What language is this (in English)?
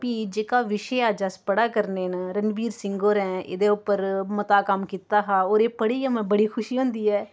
Dogri